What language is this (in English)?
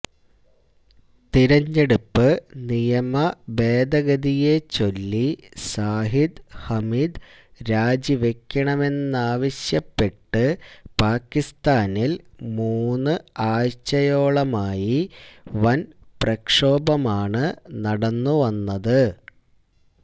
Malayalam